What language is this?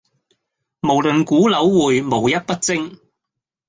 Cantonese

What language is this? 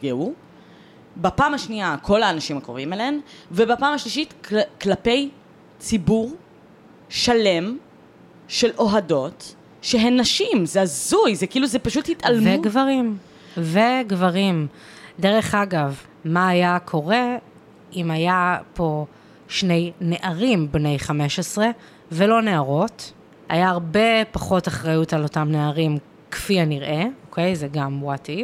Hebrew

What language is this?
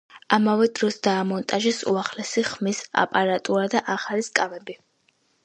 Georgian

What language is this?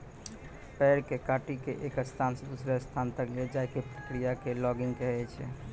Maithili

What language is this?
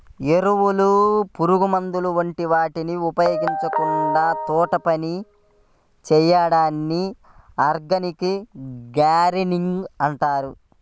Telugu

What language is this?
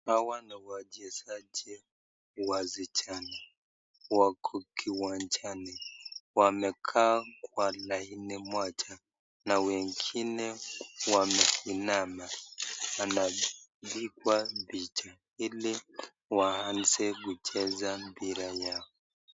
Swahili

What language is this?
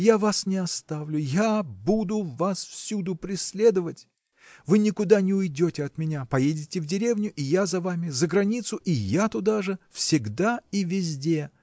Russian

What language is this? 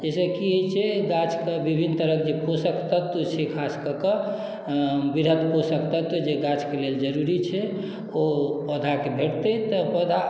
Maithili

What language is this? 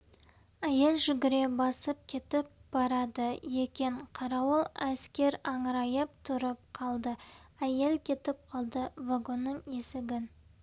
Kazakh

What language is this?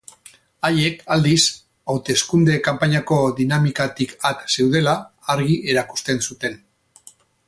Basque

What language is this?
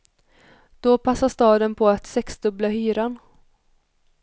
Swedish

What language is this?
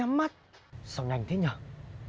Vietnamese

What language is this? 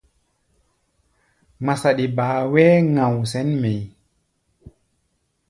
Gbaya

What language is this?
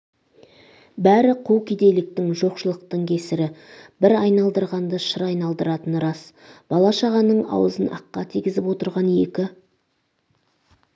Kazakh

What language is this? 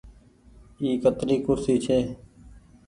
Goaria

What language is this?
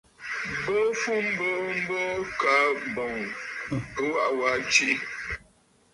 Bafut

